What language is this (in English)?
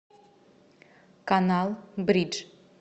Russian